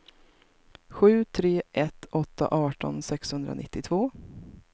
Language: Swedish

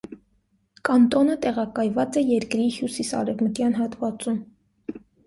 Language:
Armenian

